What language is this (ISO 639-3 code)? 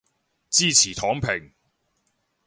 yue